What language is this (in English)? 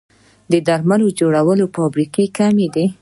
Pashto